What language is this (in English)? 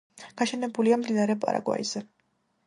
Georgian